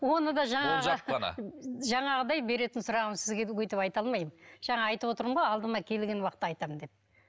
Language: Kazakh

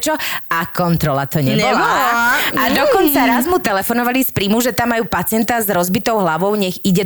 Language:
Slovak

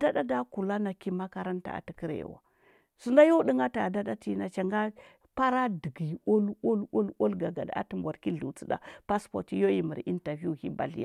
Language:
Huba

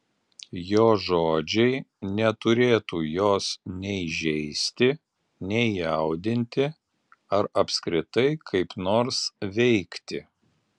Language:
Lithuanian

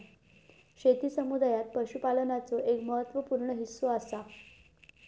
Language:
Marathi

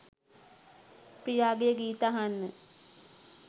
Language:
Sinhala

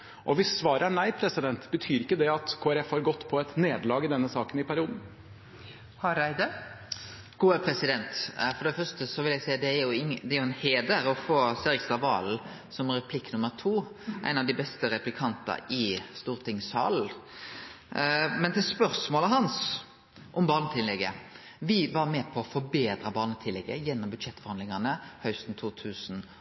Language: Norwegian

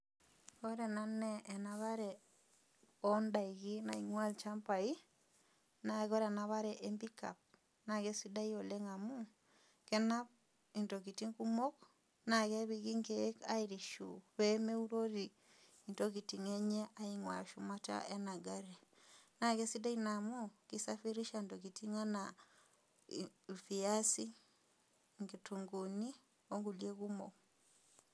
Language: Masai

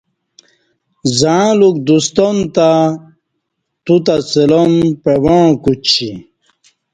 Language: Kati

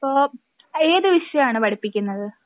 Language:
Malayalam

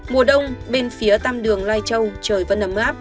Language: Vietnamese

